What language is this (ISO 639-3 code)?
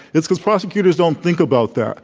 eng